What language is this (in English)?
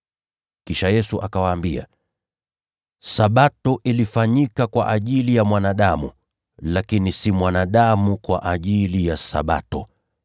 Swahili